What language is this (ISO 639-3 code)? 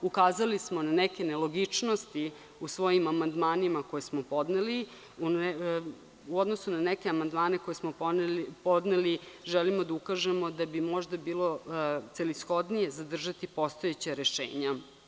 srp